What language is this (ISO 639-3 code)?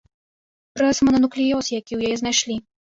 bel